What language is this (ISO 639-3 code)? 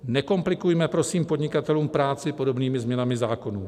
ces